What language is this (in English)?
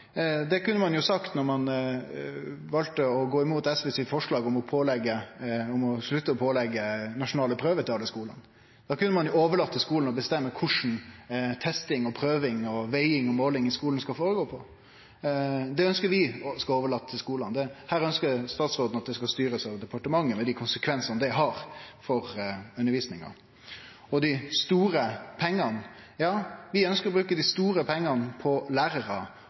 Norwegian Nynorsk